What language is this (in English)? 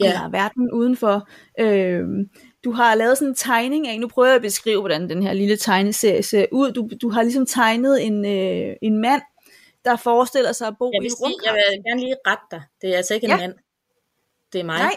Danish